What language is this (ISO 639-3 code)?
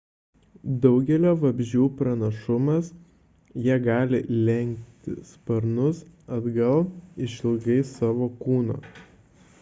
lit